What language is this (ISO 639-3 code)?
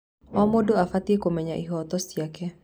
kik